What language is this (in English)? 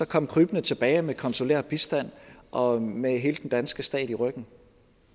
Danish